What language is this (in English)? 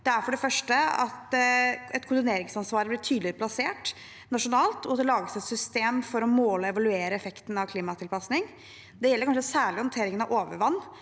Norwegian